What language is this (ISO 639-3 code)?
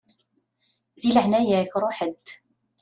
kab